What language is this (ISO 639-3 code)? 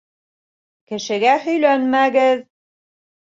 bak